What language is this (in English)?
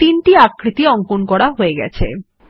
Bangla